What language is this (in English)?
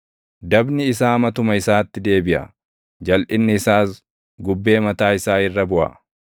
Oromo